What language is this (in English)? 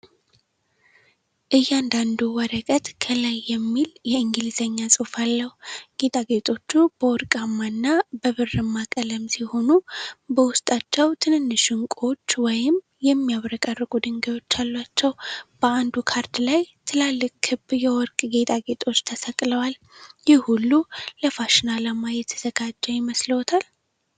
Amharic